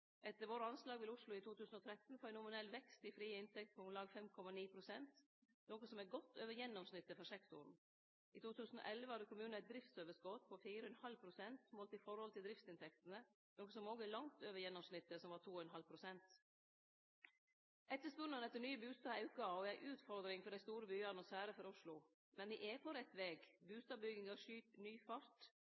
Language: Norwegian Nynorsk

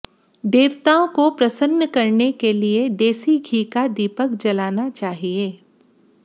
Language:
Hindi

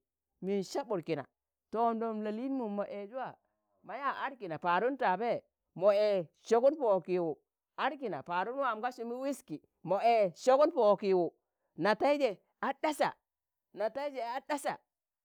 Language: Tangale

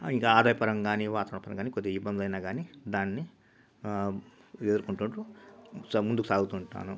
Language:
Telugu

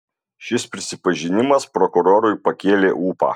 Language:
Lithuanian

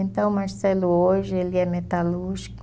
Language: Portuguese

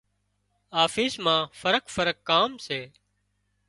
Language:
Wadiyara Koli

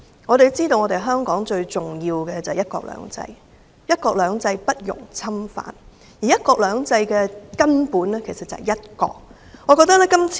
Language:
Cantonese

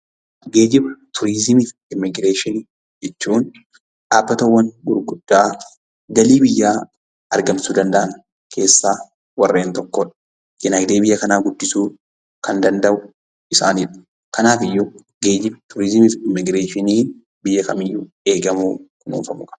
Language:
Oromo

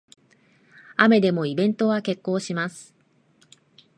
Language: Japanese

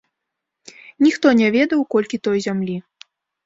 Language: Belarusian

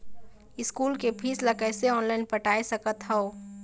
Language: Chhattisgarhi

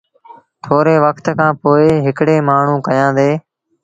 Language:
Sindhi Bhil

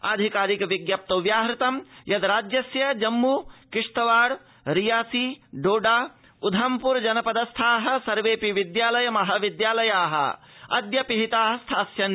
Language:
Sanskrit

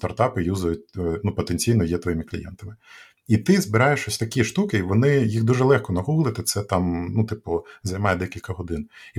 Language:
Ukrainian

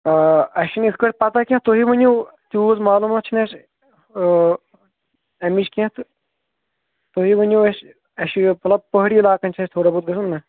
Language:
Kashmiri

